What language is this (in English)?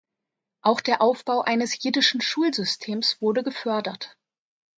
German